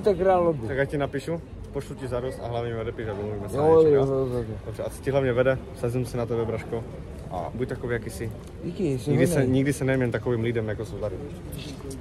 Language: Czech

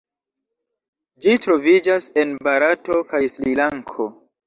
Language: Esperanto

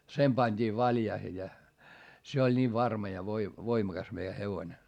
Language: Finnish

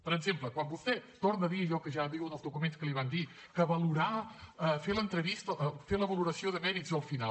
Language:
Catalan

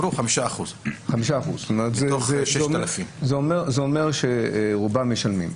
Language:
Hebrew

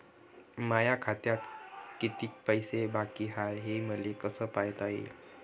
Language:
Marathi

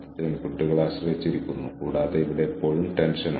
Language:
Malayalam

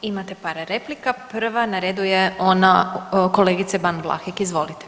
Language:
Croatian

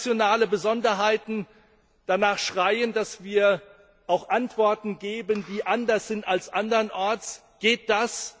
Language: German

